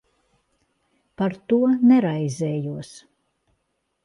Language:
Latvian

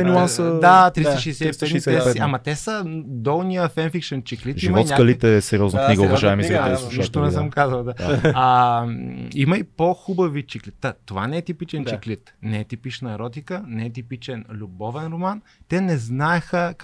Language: Bulgarian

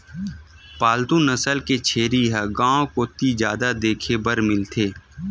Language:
Chhattisgarhi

